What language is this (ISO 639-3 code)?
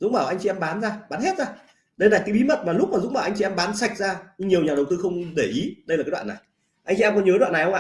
vie